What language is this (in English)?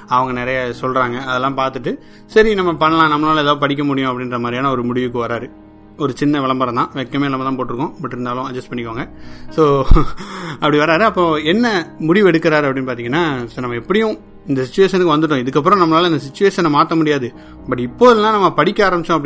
Tamil